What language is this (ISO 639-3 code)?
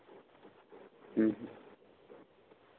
sat